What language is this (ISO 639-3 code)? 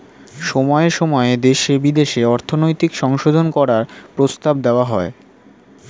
ben